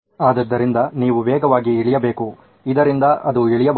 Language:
Kannada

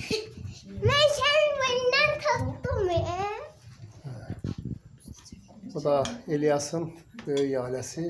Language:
Turkish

